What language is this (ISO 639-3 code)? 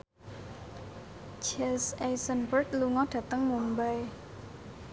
jav